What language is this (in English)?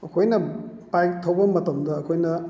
Manipuri